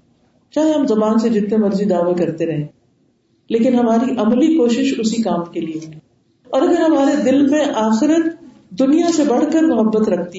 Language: Urdu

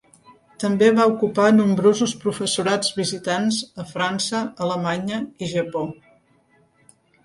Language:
Catalan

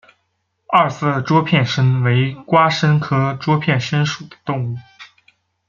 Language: Chinese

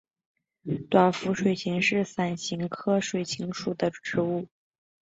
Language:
Chinese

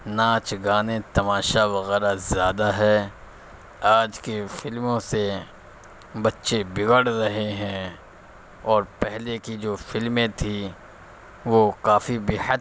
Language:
Urdu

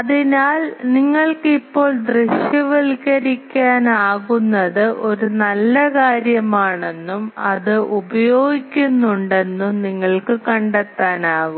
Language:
Malayalam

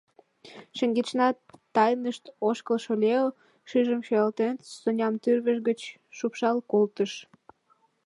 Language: Mari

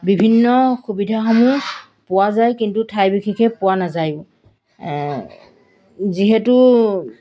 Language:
Assamese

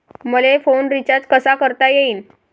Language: Marathi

